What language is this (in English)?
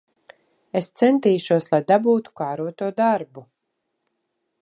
Latvian